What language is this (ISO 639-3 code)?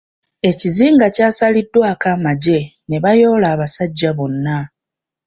lug